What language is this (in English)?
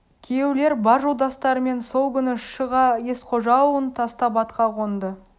Kazakh